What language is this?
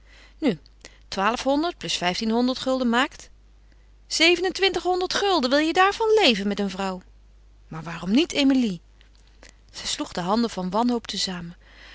Dutch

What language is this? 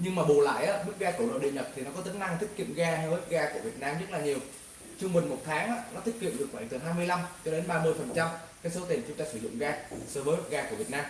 Vietnamese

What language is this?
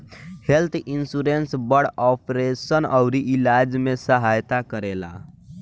Bhojpuri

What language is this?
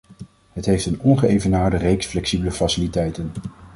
Dutch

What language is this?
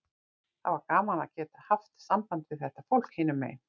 Icelandic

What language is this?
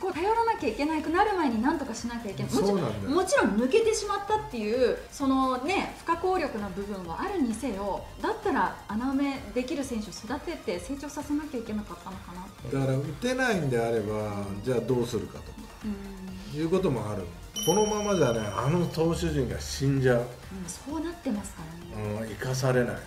Japanese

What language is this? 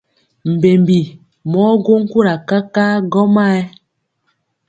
Mpiemo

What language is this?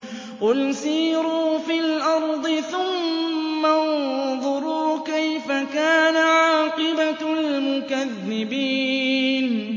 Arabic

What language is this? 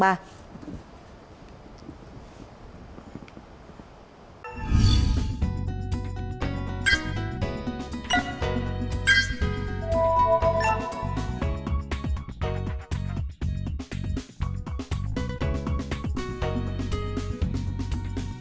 Vietnamese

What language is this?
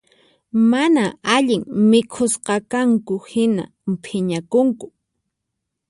Puno Quechua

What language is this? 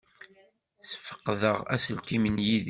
Kabyle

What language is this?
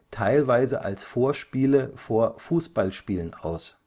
German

